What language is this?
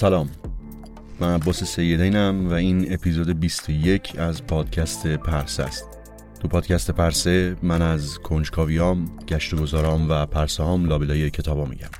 Persian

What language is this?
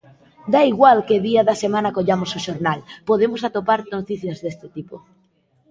Galician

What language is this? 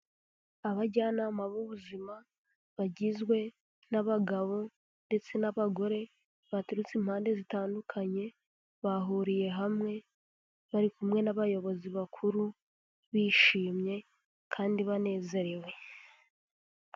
Kinyarwanda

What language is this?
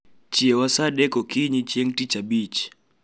Luo (Kenya and Tanzania)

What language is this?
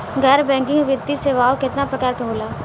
Bhojpuri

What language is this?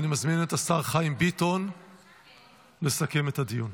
Hebrew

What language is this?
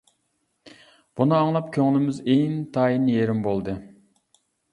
Uyghur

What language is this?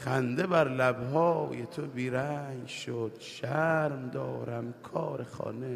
Persian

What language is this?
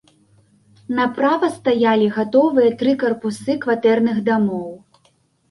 Belarusian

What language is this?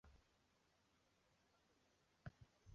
Chinese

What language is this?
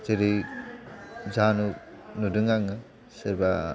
Bodo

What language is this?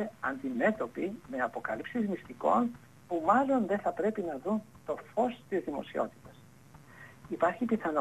Greek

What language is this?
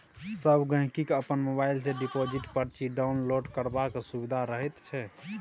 Maithili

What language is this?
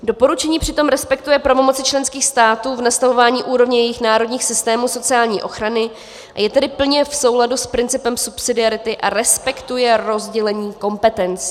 Czech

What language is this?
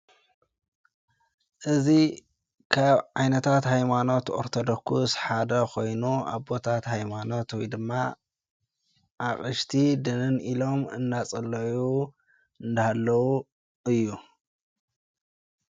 Tigrinya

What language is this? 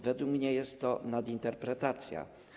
Polish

